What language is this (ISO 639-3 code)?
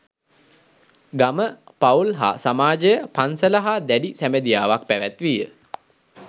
sin